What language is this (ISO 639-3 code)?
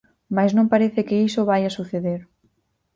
glg